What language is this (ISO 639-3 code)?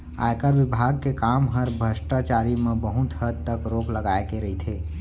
hne